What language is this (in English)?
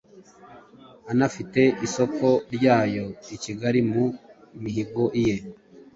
Kinyarwanda